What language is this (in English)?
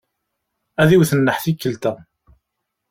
Kabyle